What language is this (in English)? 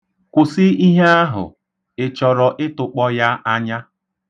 Igbo